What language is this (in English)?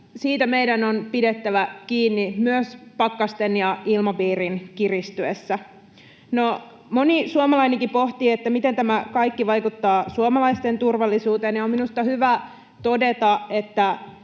Finnish